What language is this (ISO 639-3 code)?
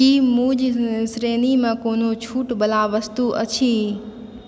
mai